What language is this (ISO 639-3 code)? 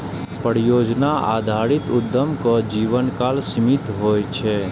mai